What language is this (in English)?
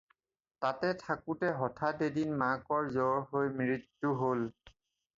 Assamese